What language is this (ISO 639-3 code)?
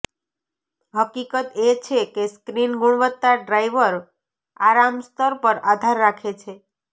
guj